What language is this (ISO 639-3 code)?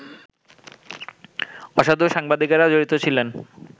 ben